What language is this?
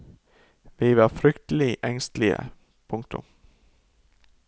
Norwegian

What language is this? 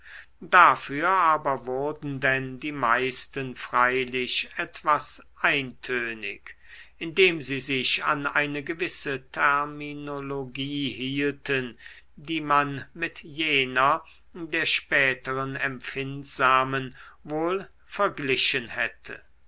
German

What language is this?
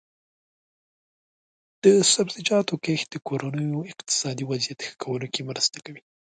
Pashto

